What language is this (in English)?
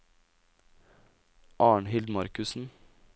Norwegian